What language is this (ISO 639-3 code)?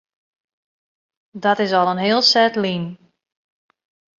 fry